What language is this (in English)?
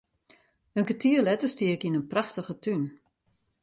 Western Frisian